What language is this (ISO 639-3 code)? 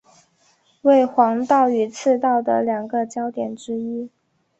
zho